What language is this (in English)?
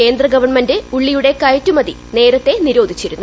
Malayalam